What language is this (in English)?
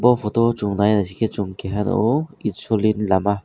Kok Borok